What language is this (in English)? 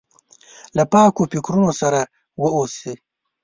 Pashto